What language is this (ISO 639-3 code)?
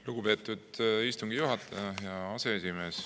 est